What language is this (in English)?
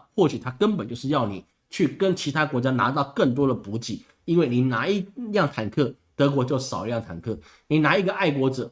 Chinese